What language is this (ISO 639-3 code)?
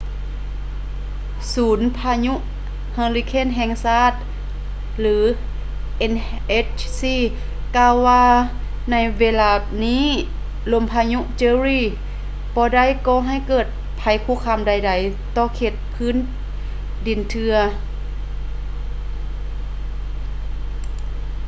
lao